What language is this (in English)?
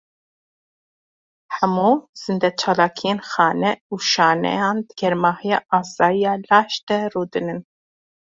Kurdish